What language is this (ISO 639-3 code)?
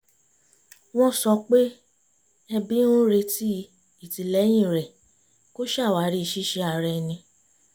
yor